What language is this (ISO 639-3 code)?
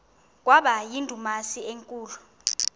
xho